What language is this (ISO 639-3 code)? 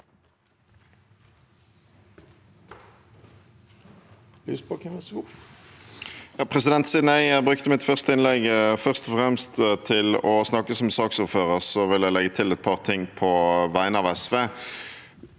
nor